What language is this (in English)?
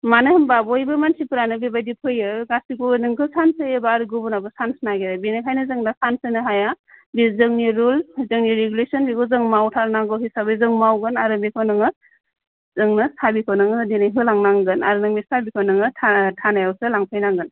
Bodo